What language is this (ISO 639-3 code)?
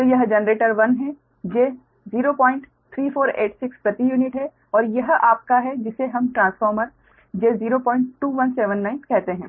hin